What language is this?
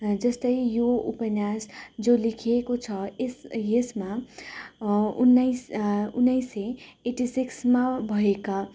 Nepali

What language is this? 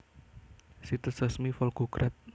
Javanese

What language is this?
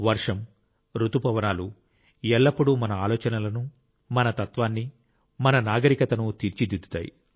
Telugu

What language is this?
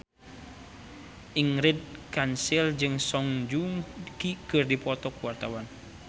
Sundanese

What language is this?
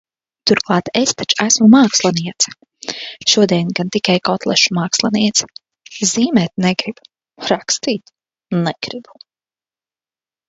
Latvian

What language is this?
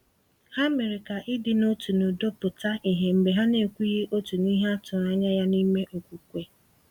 Igbo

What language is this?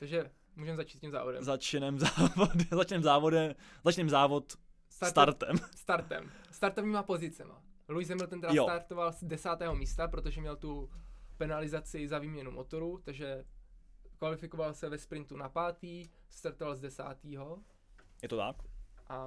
Czech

